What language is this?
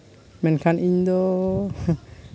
Santali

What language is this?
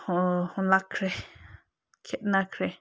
Manipuri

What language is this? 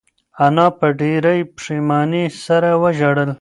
Pashto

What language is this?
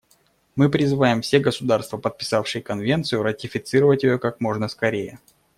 Russian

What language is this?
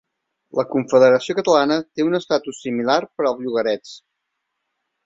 Catalan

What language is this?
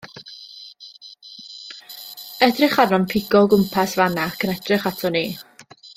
Welsh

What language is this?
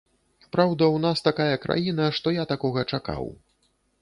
Belarusian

